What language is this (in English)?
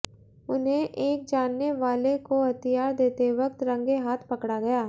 Hindi